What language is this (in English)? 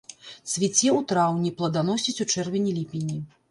Belarusian